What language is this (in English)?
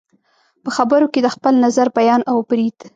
Pashto